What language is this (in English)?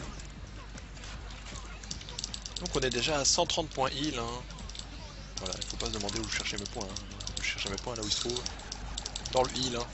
French